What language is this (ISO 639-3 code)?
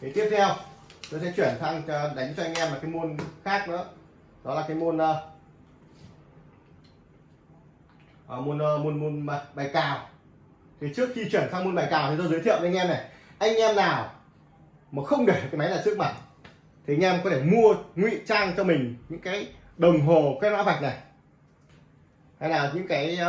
vie